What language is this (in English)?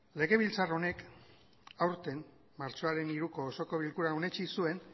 Basque